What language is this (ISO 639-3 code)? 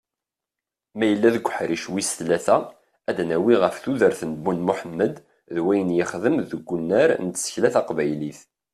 kab